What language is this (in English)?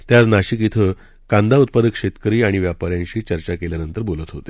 Marathi